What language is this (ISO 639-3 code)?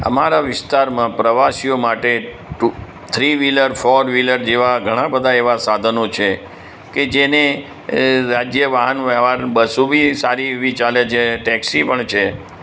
guj